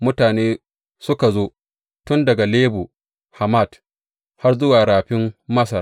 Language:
Hausa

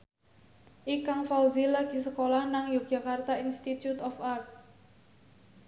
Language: Javanese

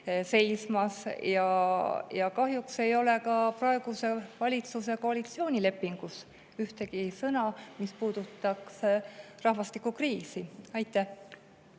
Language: Estonian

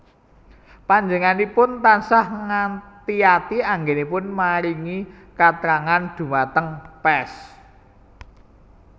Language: Javanese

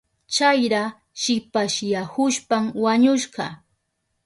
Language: Southern Pastaza Quechua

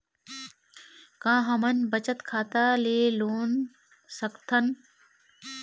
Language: Chhattisgarhi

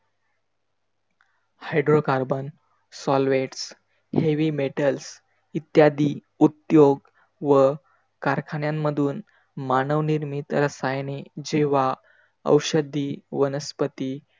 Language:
Marathi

